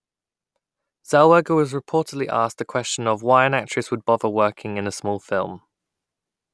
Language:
English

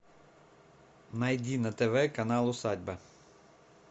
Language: Russian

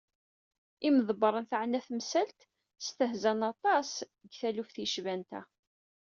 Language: Kabyle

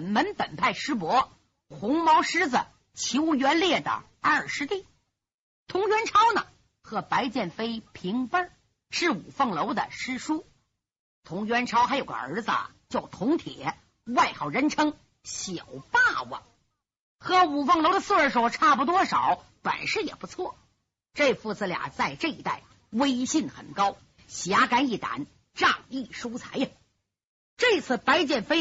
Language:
Chinese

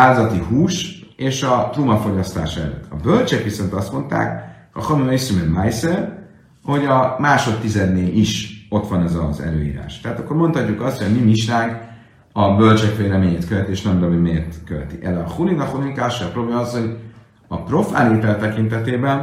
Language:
Hungarian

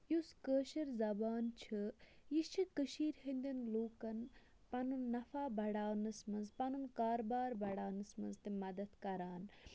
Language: Kashmiri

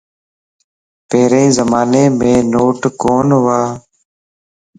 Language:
Lasi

